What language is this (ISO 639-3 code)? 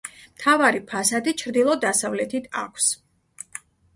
kat